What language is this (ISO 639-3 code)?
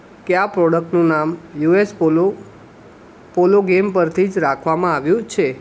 guj